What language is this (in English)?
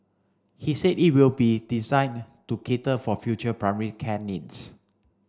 English